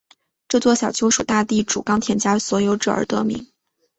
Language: Chinese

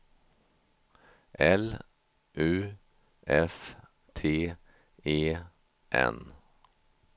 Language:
Swedish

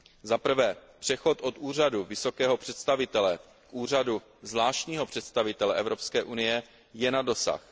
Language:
Czech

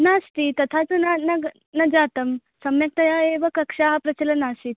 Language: Sanskrit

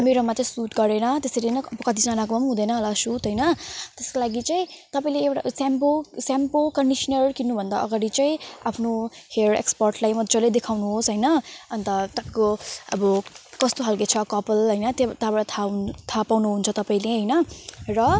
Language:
Nepali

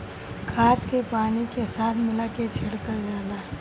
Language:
Bhojpuri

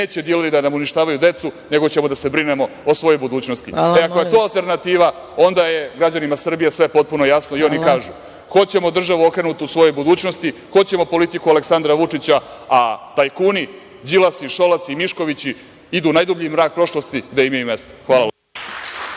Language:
Serbian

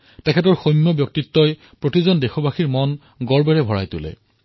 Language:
Assamese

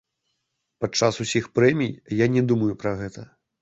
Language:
Belarusian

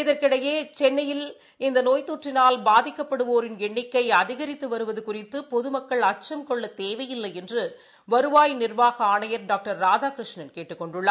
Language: Tamil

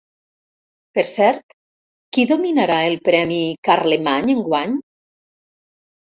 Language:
Catalan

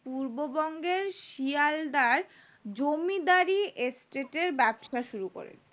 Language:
Bangla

